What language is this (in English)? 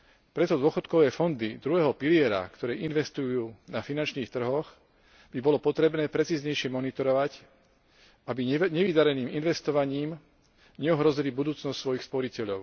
Slovak